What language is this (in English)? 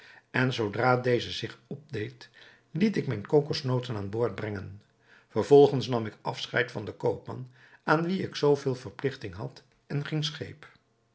Dutch